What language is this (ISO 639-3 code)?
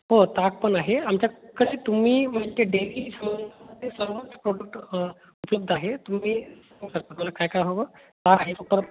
mar